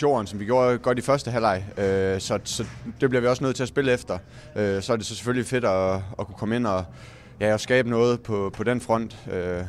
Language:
Danish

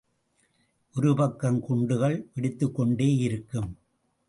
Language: Tamil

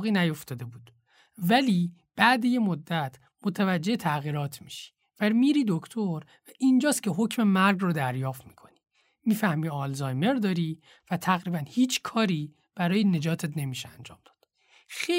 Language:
Persian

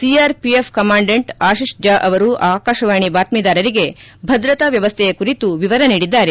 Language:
Kannada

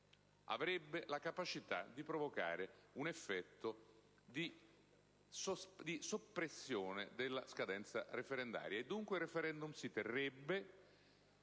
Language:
Italian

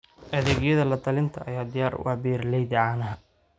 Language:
Somali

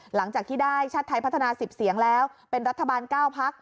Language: Thai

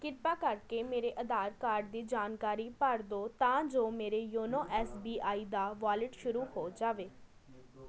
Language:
Punjabi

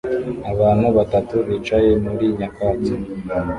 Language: Kinyarwanda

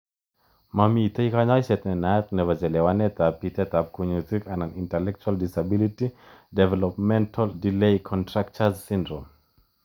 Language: Kalenjin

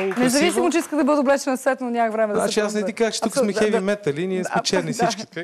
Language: Bulgarian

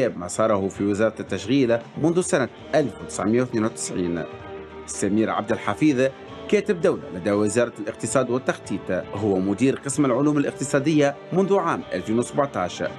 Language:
Arabic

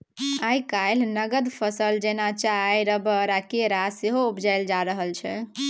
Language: Maithili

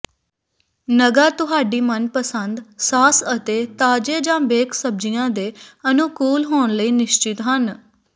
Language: Punjabi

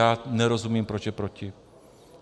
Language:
Czech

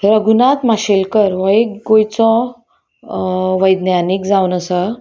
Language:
Konkani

